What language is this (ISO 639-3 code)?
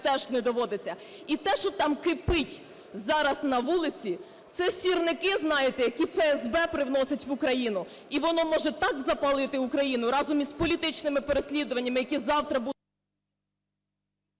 ukr